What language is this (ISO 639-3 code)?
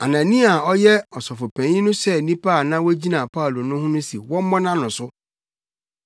aka